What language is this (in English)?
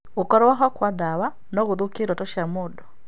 Kikuyu